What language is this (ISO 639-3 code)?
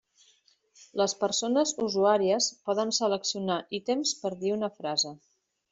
cat